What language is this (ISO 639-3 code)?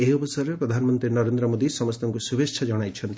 ori